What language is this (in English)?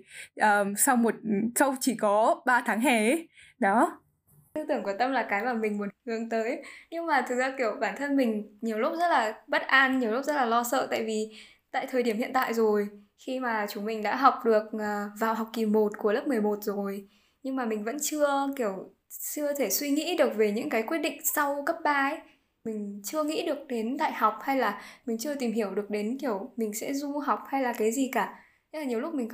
Vietnamese